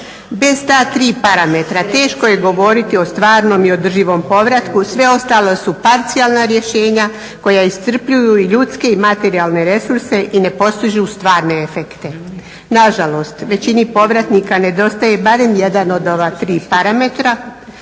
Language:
Croatian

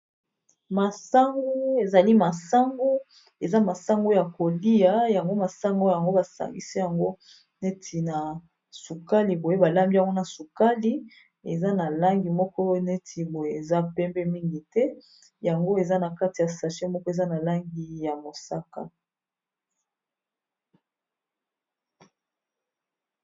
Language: Lingala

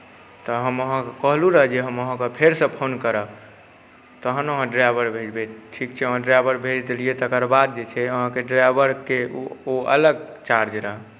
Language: Maithili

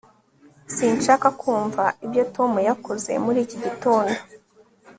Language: Kinyarwanda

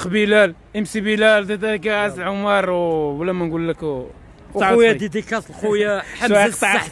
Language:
Arabic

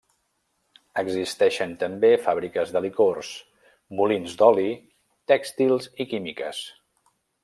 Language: Catalan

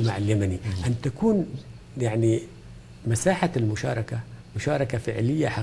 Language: Arabic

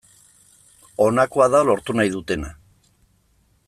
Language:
Basque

